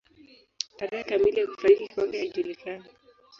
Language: Swahili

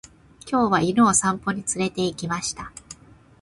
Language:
Japanese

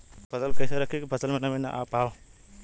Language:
Bhojpuri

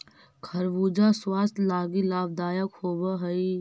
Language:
Magahi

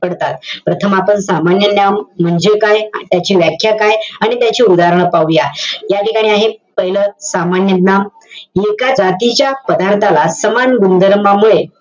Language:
Marathi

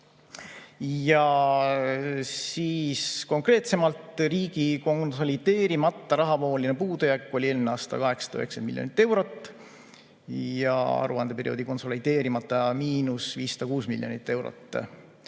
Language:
Estonian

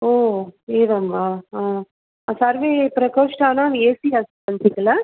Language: Sanskrit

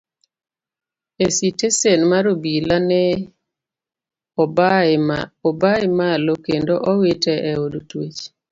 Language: Luo (Kenya and Tanzania)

